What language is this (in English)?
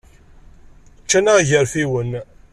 Kabyle